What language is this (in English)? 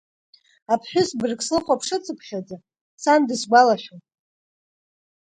Abkhazian